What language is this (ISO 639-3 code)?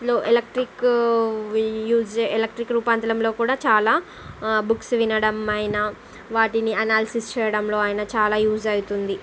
tel